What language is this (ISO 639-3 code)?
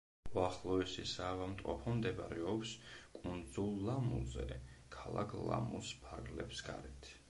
kat